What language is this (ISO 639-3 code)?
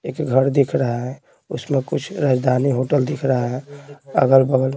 hin